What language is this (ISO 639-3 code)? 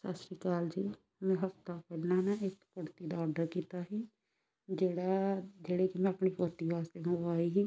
pan